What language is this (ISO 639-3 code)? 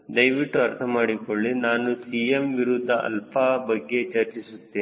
kan